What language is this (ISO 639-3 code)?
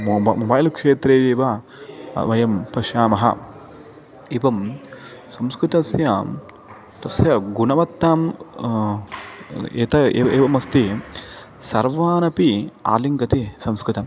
san